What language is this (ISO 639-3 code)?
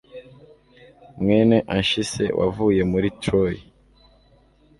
kin